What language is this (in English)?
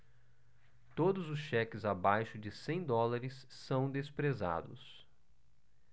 Portuguese